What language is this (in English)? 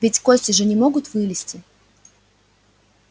Russian